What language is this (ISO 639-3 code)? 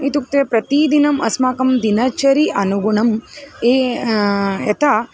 san